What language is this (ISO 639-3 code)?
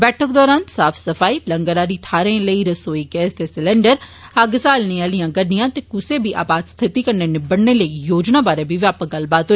doi